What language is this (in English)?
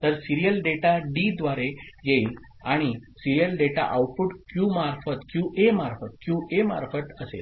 Marathi